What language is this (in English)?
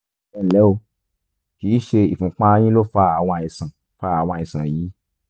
Yoruba